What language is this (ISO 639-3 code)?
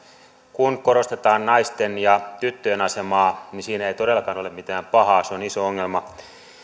fin